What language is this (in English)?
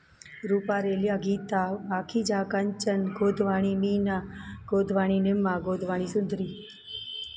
Sindhi